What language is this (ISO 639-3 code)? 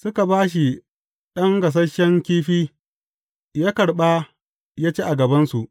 hau